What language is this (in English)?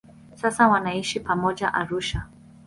Swahili